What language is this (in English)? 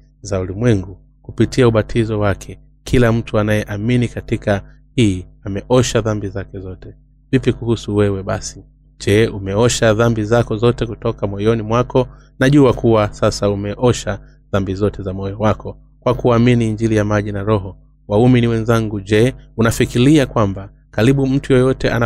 Swahili